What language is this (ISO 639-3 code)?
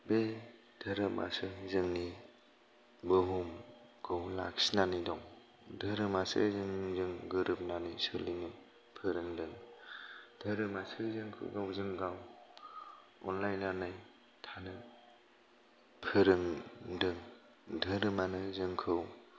brx